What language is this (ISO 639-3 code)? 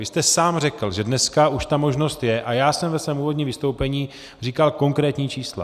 ces